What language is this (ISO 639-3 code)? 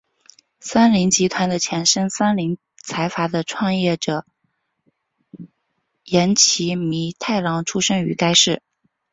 zho